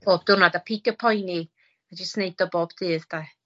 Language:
Welsh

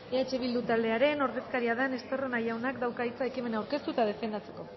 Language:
Basque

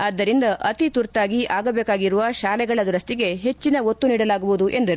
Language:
Kannada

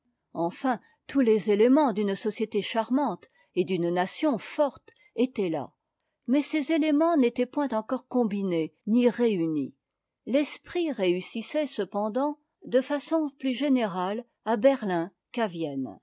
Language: French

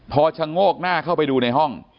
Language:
Thai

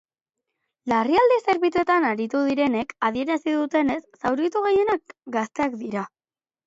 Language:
Basque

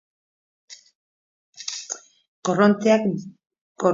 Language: Basque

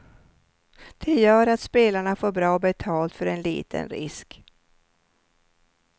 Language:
Swedish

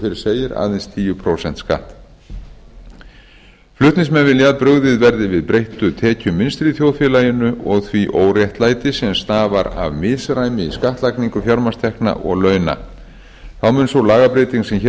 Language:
Icelandic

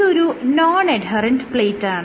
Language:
Malayalam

